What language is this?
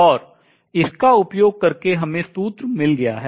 Hindi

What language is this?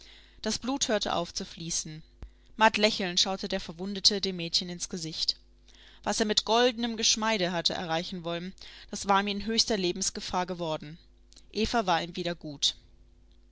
German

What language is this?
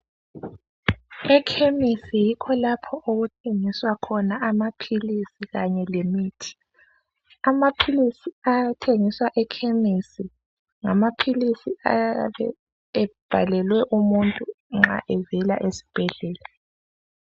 North Ndebele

